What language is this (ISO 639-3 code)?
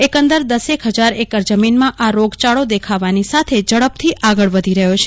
guj